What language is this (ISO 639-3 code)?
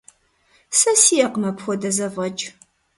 kbd